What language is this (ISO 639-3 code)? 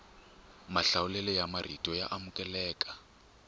tso